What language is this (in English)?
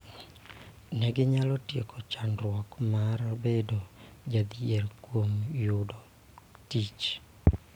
Luo (Kenya and Tanzania)